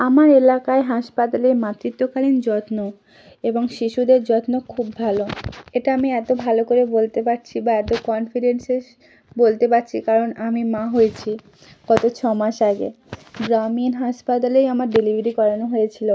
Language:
Bangla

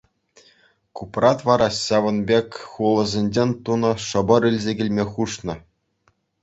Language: Chuvash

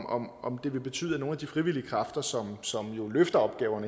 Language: Danish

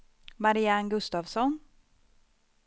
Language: Swedish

